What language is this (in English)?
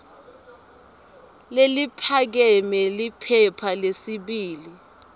Swati